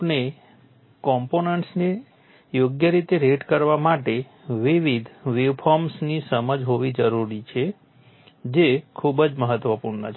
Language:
Gujarati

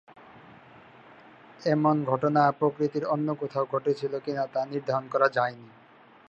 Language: Bangla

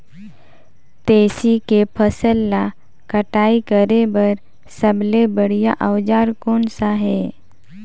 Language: Chhattisgarhi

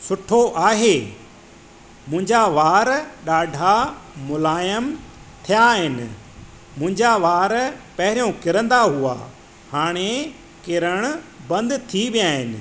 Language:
Sindhi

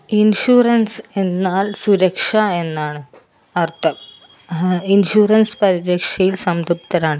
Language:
Malayalam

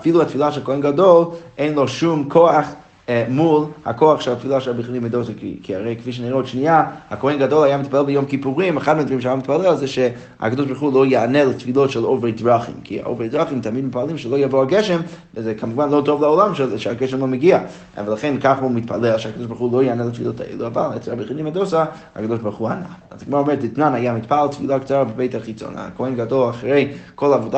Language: Hebrew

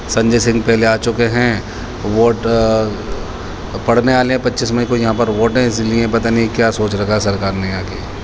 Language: Urdu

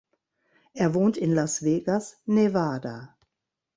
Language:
German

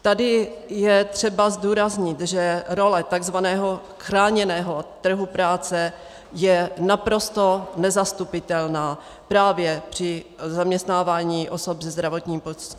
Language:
Czech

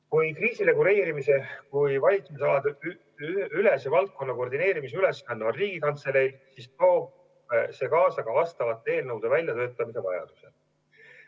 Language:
Estonian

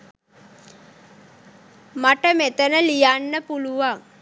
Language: Sinhala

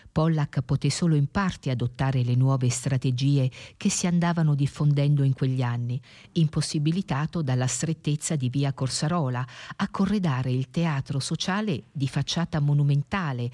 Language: Italian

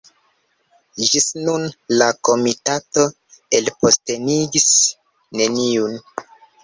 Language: Esperanto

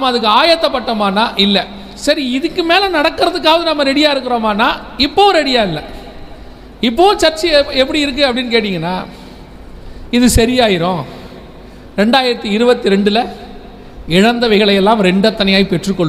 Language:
Tamil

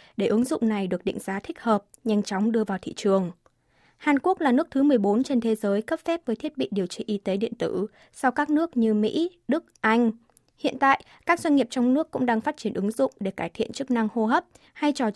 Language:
Vietnamese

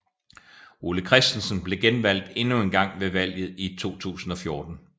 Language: Danish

